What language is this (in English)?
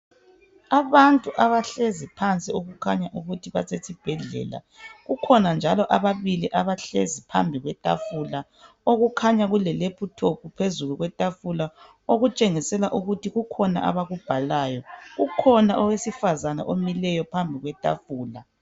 North Ndebele